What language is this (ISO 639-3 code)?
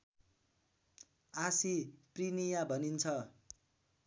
nep